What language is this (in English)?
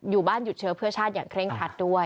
Thai